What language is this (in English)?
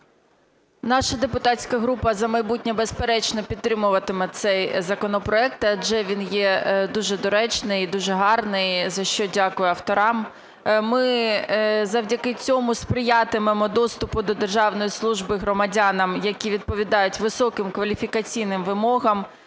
Ukrainian